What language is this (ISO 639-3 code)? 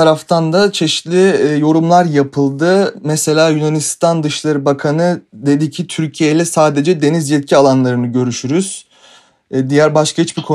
tur